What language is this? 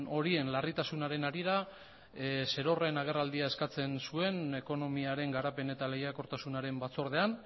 Basque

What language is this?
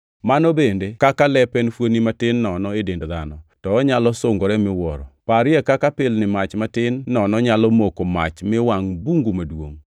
Luo (Kenya and Tanzania)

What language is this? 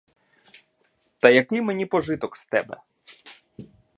Ukrainian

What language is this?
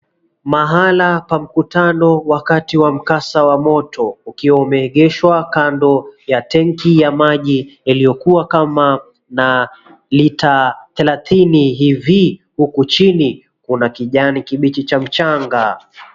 Swahili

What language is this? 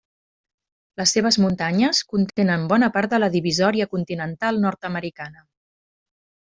Catalan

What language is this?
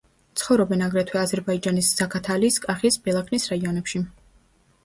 Georgian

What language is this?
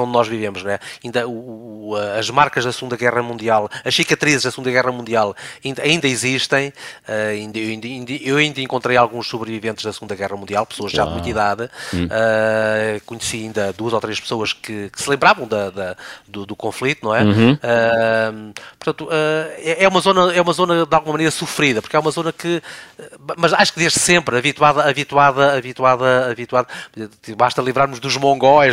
Portuguese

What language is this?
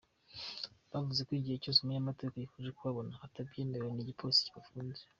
Kinyarwanda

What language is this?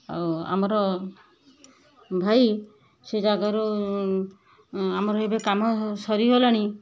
Odia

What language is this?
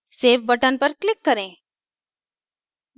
Hindi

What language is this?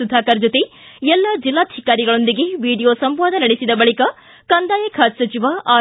Kannada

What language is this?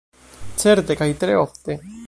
Esperanto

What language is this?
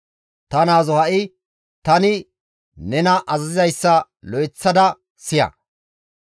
Gamo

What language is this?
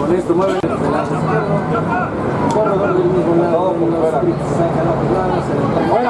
Spanish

